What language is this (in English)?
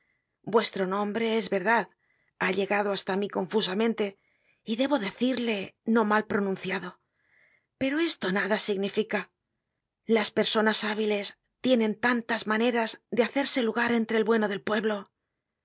Spanish